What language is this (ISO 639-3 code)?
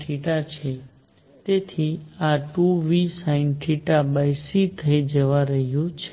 guj